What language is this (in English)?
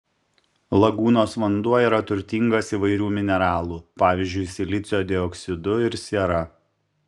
Lithuanian